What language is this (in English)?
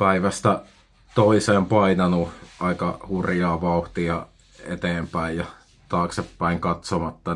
Finnish